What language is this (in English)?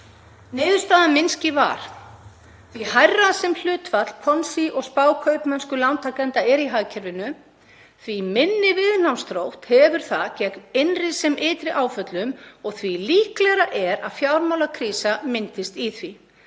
Icelandic